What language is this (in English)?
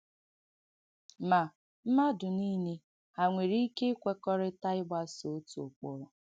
Igbo